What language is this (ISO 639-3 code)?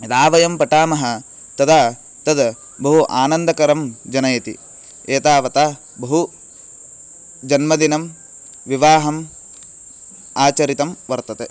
san